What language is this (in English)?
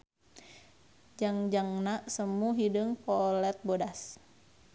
Sundanese